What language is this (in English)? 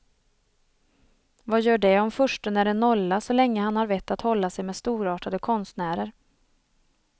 Swedish